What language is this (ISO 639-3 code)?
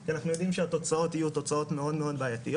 heb